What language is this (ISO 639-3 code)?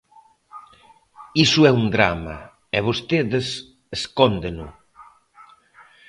glg